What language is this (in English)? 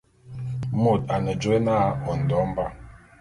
Bulu